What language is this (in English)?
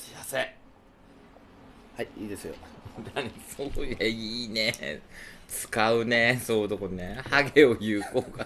Japanese